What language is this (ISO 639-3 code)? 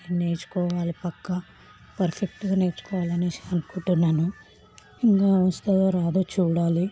tel